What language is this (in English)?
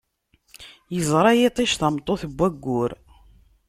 Kabyle